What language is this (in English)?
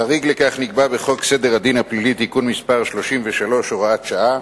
Hebrew